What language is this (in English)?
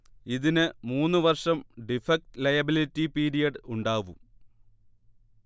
Malayalam